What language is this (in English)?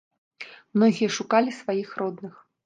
Belarusian